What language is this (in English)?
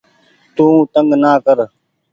Goaria